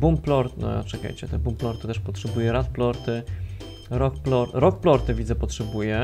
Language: Polish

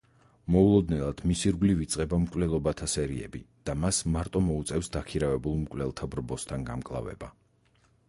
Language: Georgian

